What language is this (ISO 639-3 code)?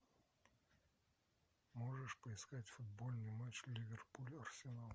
rus